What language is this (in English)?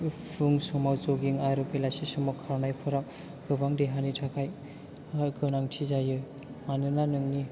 Bodo